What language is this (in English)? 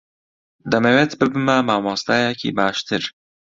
Central Kurdish